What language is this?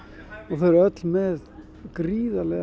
Icelandic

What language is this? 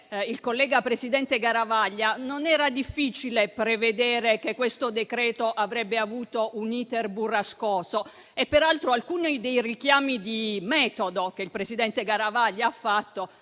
Italian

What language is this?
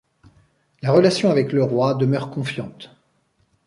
French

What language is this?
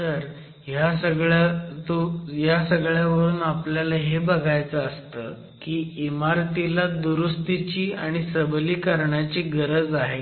Marathi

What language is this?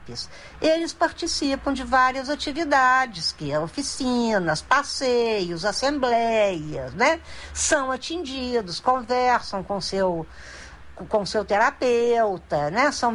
Portuguese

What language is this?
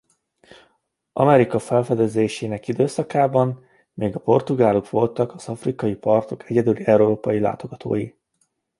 Hungarian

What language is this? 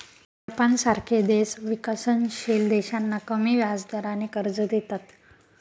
Marathi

